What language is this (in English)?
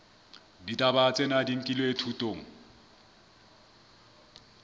Southern Sotho